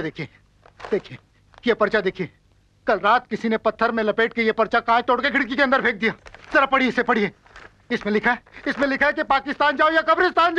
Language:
Hindi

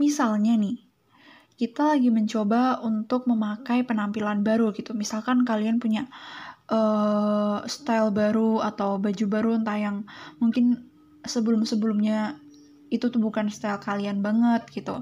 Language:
Indonesian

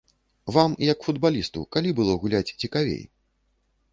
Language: Belarusian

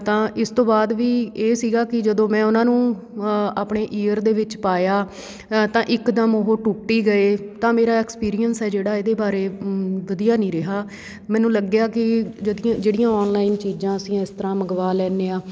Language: Punjabi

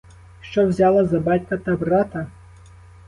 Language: Ukrainian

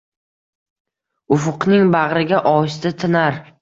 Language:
Uzbek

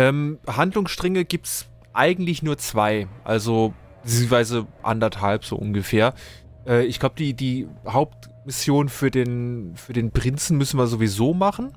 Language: German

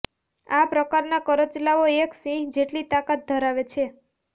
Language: Gujarati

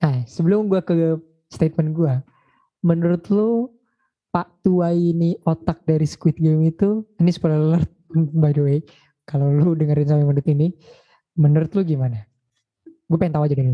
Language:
Indonesian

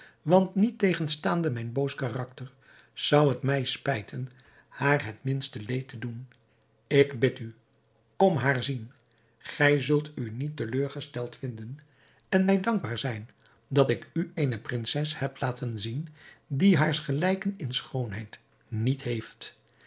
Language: Dutch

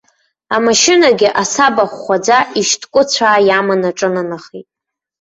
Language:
Abkhazian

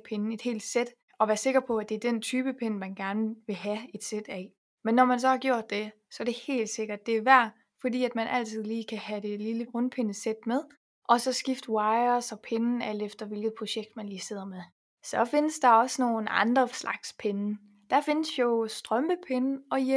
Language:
Danish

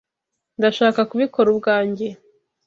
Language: Kinyarwanda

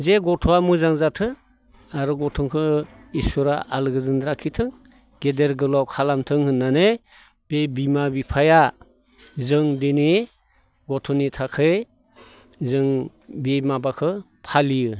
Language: Bodo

